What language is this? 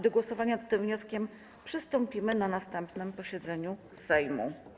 Polish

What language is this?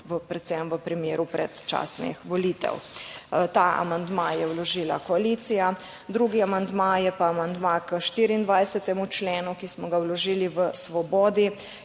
Slovenian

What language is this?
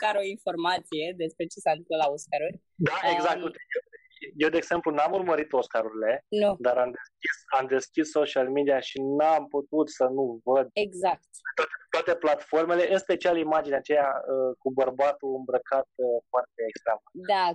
Romanian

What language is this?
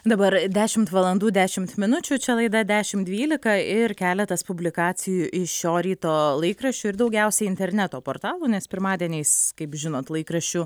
Lithuanian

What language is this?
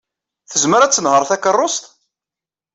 Kabyle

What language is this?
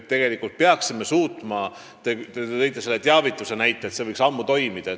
Estonian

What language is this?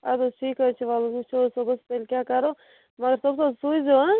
Kashmiri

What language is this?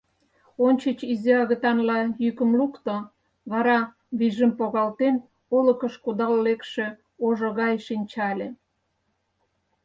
Mari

